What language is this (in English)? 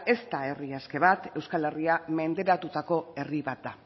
Basque